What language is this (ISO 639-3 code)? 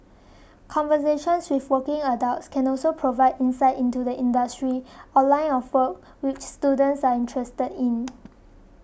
eng